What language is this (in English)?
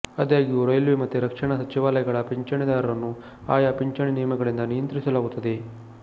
Kannada